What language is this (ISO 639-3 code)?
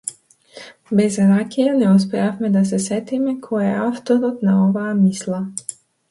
mkd